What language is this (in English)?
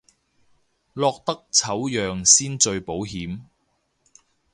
Cantonese